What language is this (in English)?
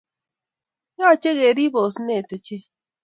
Kalenjin